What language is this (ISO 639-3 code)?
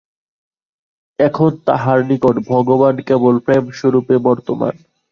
ben